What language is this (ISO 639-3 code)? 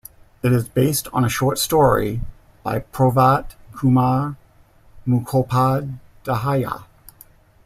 eng